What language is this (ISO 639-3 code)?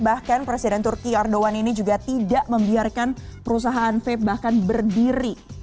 ind